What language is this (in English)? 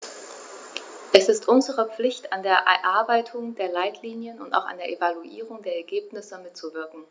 German